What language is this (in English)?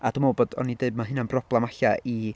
Welsh